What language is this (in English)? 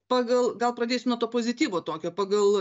Lithuanian